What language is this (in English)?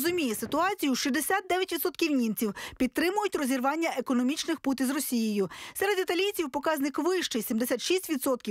Ukrainian